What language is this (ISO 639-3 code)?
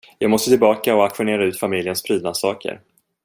swe